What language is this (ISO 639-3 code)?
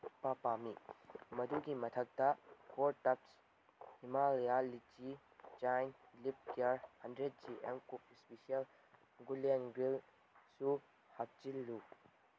mni